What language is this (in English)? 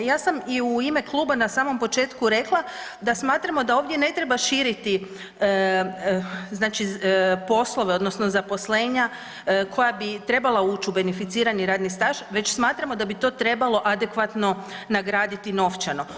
Croatian